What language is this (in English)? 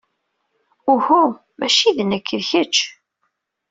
Kabyle